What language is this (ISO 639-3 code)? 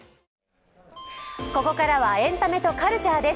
jpn